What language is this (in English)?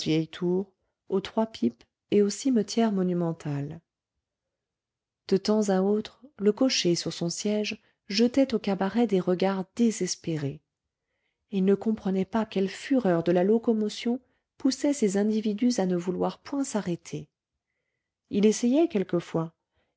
French